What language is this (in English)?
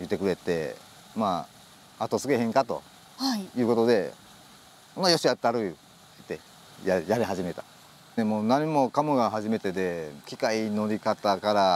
Japanese